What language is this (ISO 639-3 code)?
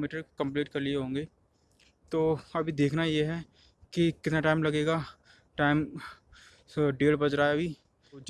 hin